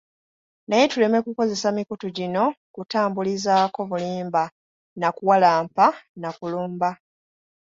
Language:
Ganda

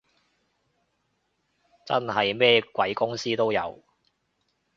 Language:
Cantonese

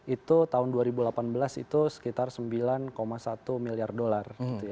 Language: Indonesian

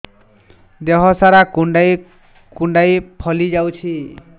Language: Odia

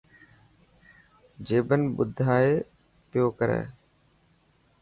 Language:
Dhatki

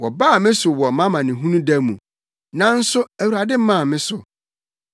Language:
Akan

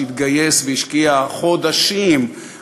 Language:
Hebrew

